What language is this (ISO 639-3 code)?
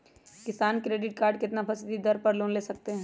mag